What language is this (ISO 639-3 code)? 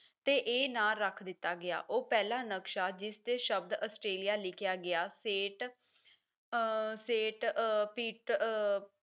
pan